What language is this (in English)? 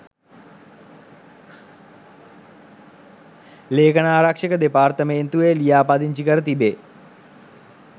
Sinhala